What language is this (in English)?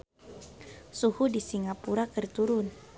Sundanese